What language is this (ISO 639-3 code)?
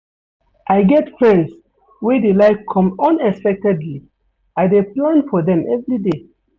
pcm